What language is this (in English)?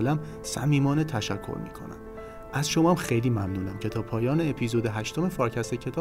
Persian